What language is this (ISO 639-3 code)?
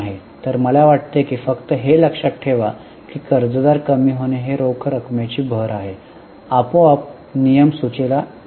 mar